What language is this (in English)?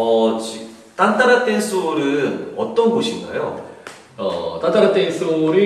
Korean